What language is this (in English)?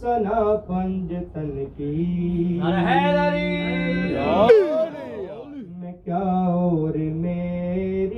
Urdu